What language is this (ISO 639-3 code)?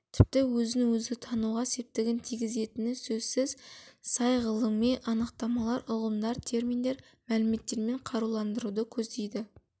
kaz